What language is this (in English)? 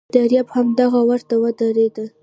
Pashto